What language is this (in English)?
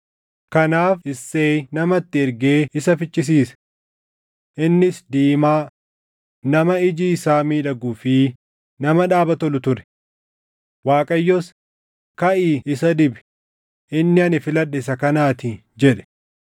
Oromo